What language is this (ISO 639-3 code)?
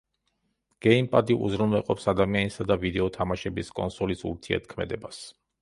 kat